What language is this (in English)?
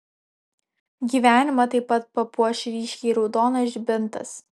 Lithuanian